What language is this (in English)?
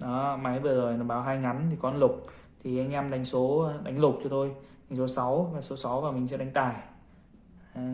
Vietnamese